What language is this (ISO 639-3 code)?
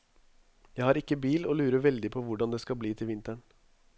nor